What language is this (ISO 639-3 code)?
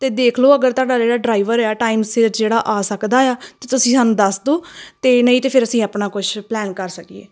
pan